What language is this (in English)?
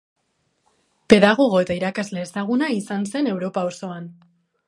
Basque